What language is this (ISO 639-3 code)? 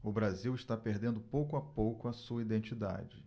por